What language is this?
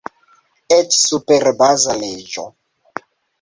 Esperanto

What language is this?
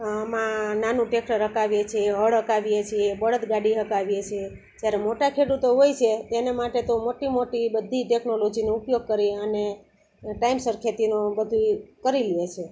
Gujarati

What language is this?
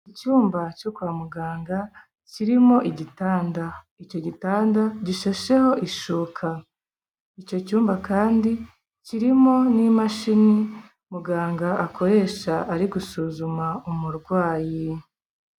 Kinyarwanda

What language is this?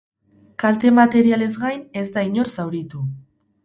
Basque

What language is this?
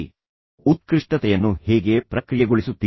Kannada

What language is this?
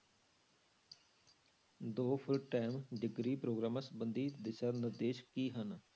Punjabi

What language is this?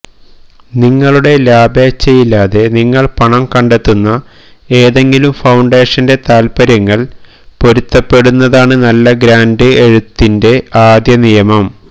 Malayalam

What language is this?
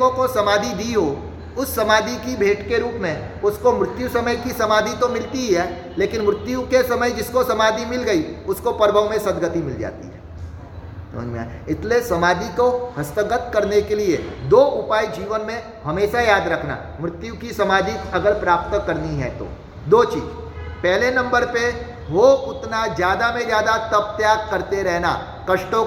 Hindi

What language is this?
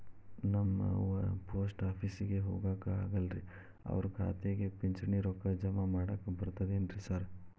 Kannada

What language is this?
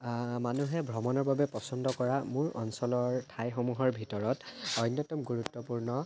Assamese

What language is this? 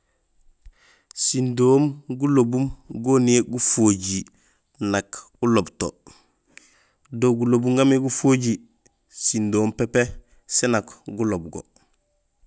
Gusilay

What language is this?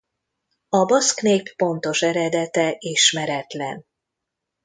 Hungarian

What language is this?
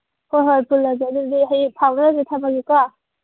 Manipuri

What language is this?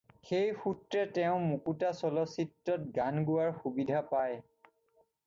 Assamese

